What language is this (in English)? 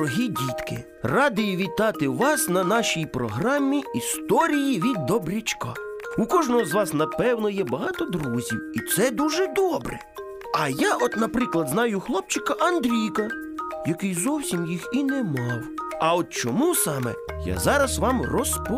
Ukrainian